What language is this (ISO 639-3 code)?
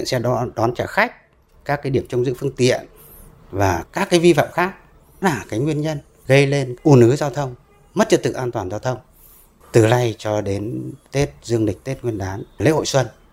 vie